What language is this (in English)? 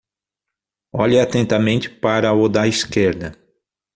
Portuguese